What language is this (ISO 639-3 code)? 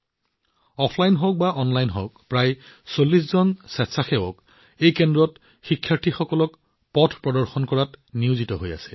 asm